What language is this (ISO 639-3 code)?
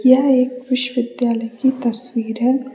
hin